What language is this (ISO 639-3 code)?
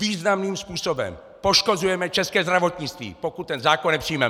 ces